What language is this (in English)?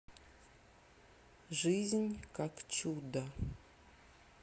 Russian